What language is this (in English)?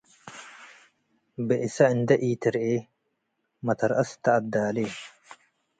Tigre